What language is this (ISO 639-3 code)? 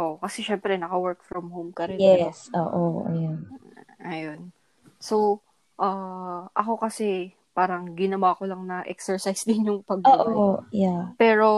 fil